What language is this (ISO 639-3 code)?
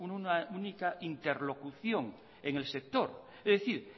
spa